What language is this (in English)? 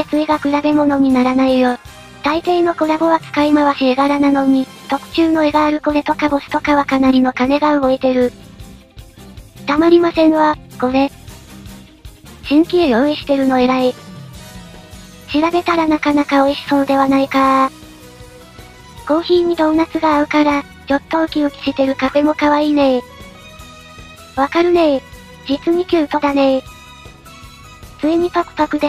Japanese